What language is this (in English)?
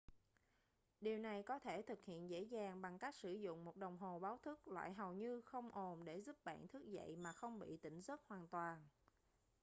Vietnamese